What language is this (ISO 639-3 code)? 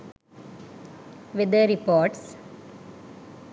sin